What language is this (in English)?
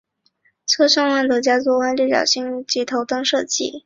Chinese